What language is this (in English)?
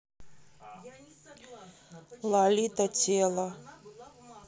Russian